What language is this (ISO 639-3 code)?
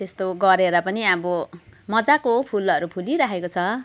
nep